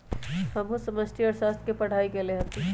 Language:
Magahi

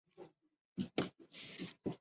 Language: Chinese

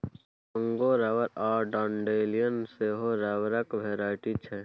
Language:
Maithili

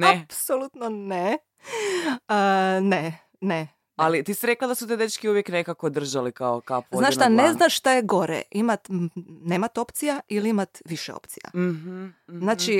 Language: Croatian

